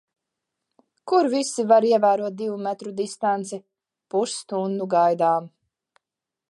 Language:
Latvian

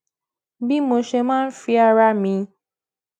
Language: Yoruba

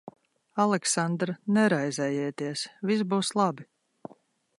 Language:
Latvian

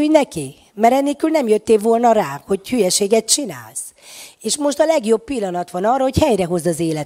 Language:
Hungarian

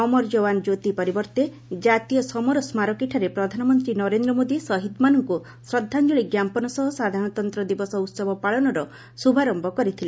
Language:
Odia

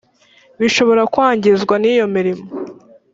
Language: Kinyarwanda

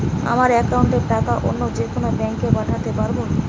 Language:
Bangla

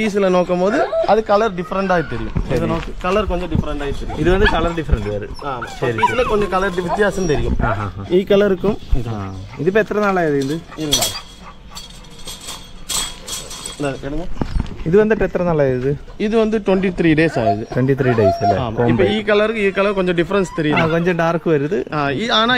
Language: Malayalam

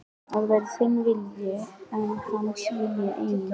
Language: Icelandic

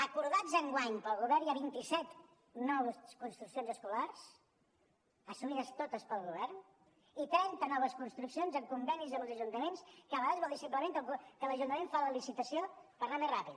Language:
Catalan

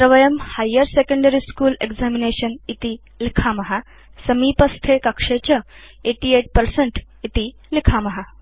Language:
Sanskrit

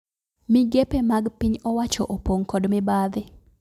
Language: Luo (Kenya and Tanzania)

